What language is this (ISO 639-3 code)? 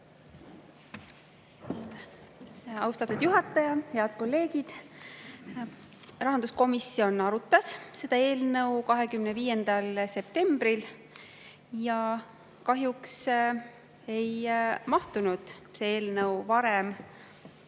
est